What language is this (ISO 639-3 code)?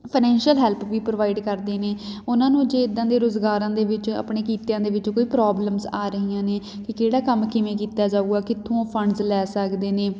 pan